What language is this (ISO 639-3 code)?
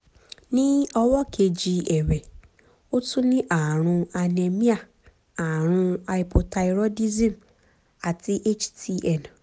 yor